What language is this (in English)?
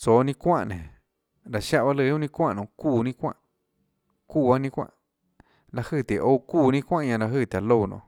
Tlacoatzintepec Chinantec